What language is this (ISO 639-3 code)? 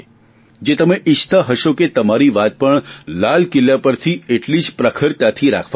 guj